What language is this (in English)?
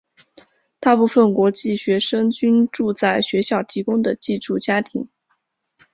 Chinese